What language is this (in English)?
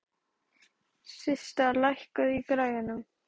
Icelandic